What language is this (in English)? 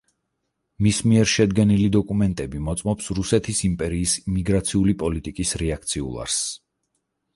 Georgian